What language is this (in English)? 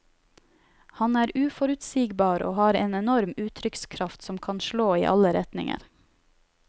Norwegian